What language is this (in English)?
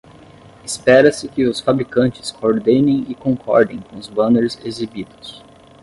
Portuguese